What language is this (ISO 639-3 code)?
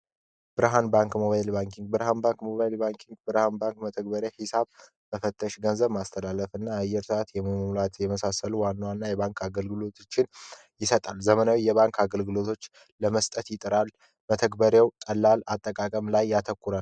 amh